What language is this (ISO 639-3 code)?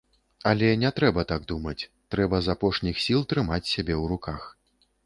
bel